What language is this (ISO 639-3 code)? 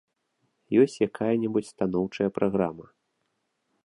bel